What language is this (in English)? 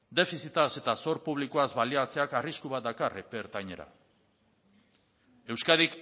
Basque